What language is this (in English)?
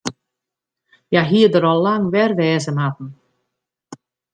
Western Frisian